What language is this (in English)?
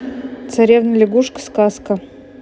Russian